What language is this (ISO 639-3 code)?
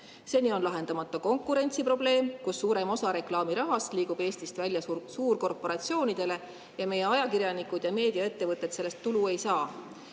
est